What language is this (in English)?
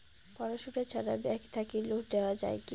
Bangla